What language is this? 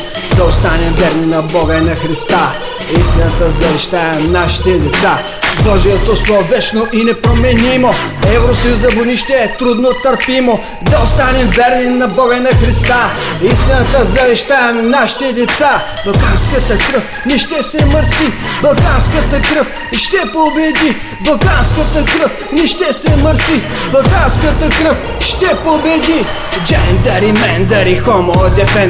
Bulgarian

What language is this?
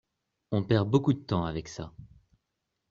French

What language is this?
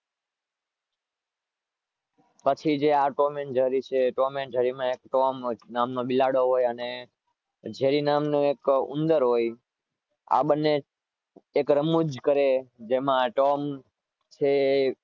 Gujarati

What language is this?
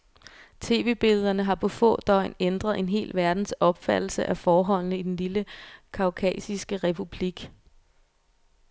Danish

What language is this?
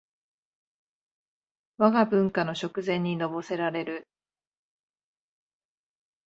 Japanese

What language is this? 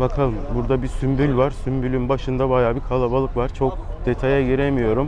Turkish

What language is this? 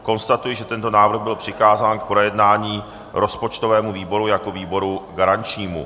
Czech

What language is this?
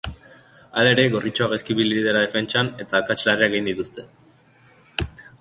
Basque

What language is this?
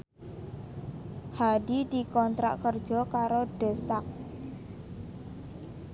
Javanese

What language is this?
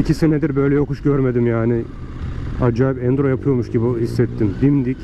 Turkish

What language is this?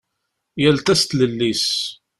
Kabyle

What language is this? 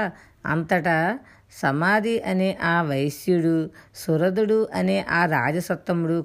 Telugu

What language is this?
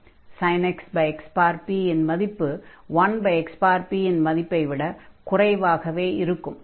Tamil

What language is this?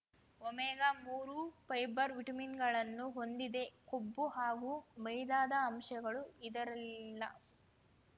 Kannada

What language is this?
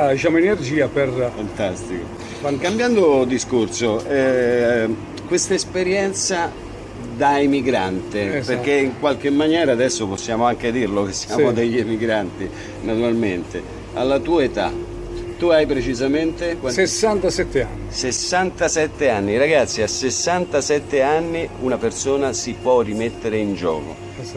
Italian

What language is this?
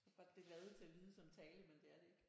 Danish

